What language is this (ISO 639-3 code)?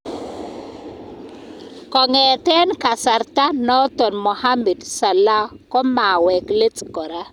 kln